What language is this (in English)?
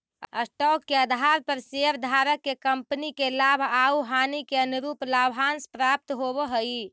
Magahi